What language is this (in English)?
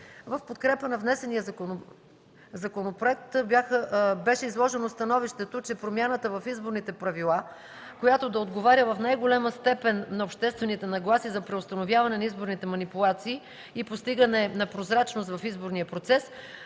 Bulgarian